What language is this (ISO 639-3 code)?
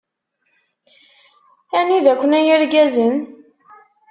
kab